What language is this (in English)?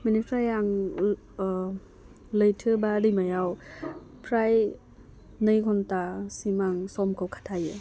Bodo